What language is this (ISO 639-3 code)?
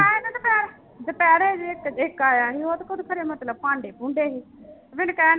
pan